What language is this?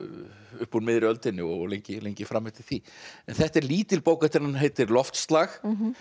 Icelandic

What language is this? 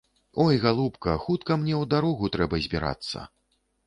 Belarusian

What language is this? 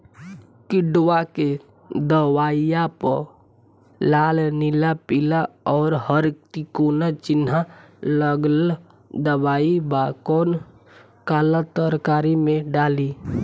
Bhojpuri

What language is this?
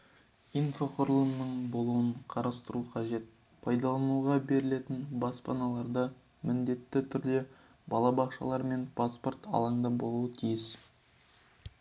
Kazakh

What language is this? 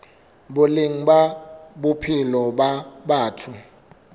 Southern Sotho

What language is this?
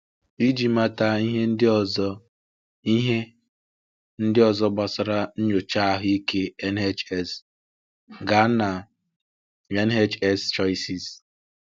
Igbo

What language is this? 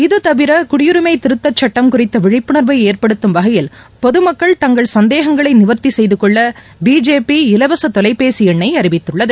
Tamil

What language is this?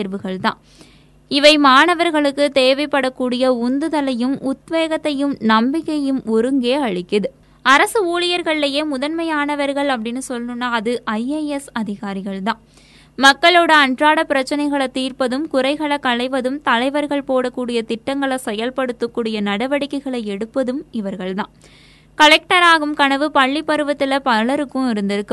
Tamil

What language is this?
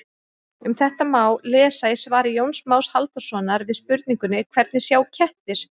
Icelandic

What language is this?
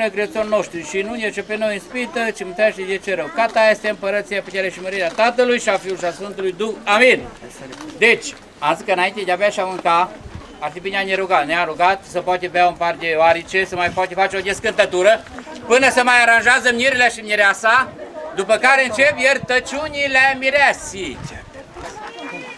Romanian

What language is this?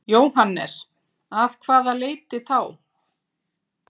Icelandic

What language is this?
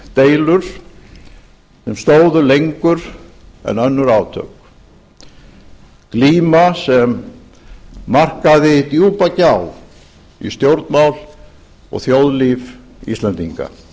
Icelandic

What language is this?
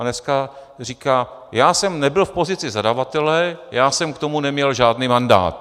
Czech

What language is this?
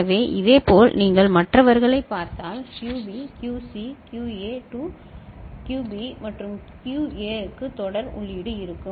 Tamil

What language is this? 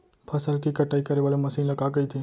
Chhattisgarhi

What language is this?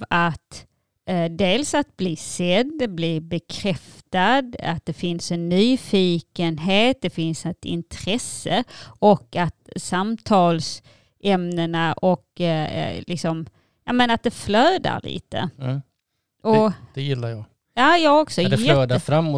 Swedish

